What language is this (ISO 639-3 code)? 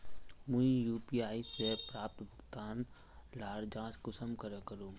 mag